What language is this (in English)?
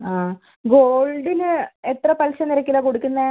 Malayalam